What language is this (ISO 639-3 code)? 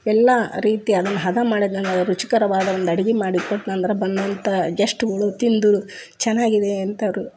kan